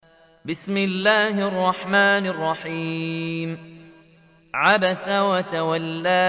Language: Arabic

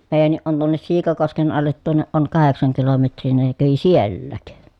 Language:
Finnish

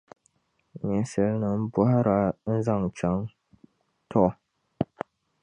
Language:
Dagbani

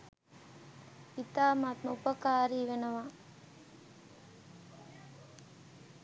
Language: Sinhala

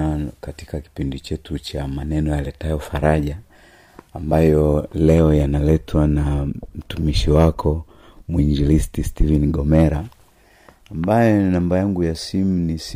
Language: Swahili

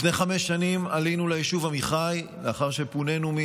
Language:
Hebrew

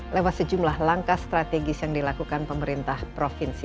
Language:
Indonesian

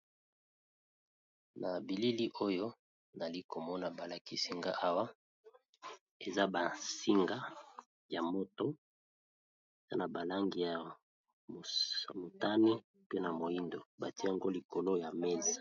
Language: Lingala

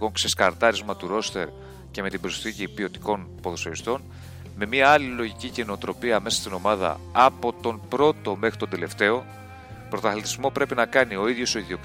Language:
Greek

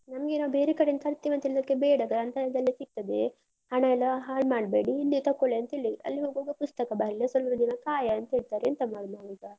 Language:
Kannada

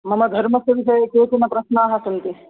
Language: Sanskrit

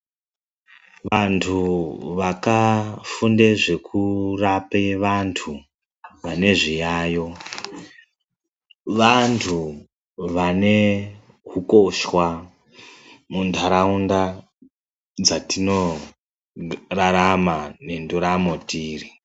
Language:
Ndau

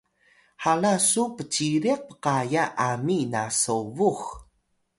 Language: Atayal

